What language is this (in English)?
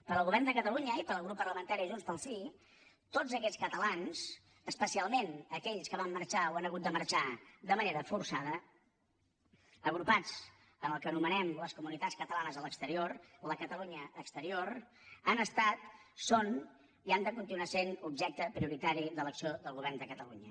Catalan